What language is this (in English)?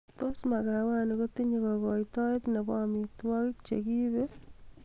Kalenjin